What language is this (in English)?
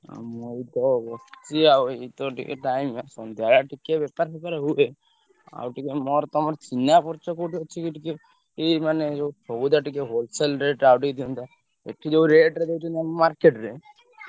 Odia